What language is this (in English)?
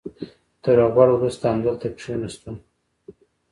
Pashto